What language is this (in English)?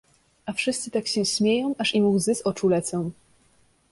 Polish